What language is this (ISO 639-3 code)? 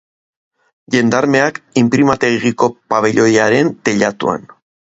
eus